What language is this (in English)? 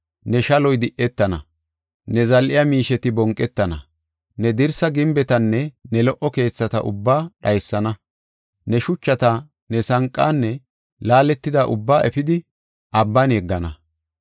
Gofa